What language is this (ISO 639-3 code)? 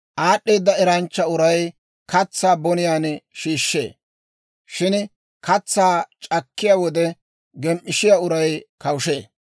dwr